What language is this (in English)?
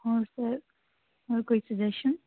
Punjabi